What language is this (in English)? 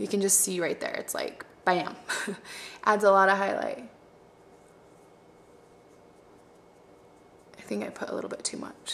English